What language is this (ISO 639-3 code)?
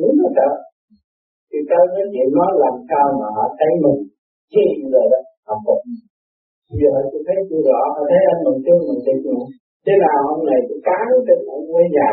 vie